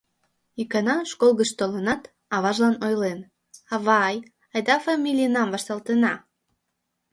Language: Mari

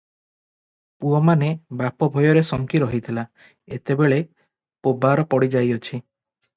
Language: Odia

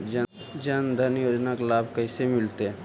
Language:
Magahi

